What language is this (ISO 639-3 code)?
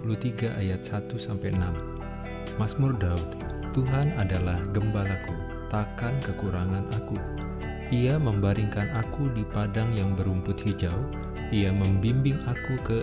ind